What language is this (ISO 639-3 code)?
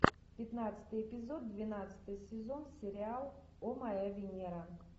rus